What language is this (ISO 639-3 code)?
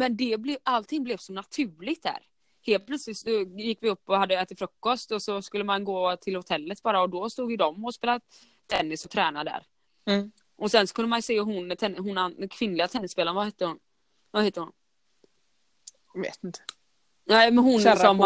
swe